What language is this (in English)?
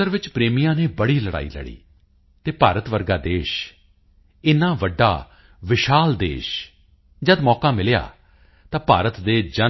Punjabi